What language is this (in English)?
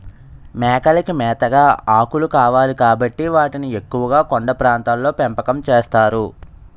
Telugu